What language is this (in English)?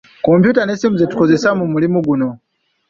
Ganda